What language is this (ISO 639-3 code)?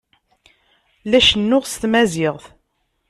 kab